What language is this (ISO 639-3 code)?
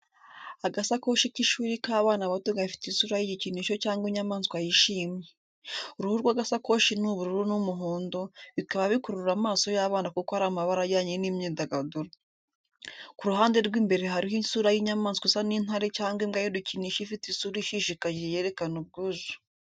kin